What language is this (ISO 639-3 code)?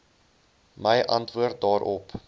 afr